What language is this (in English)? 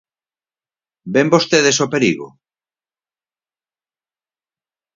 Galician